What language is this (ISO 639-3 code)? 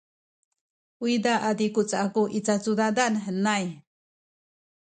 szy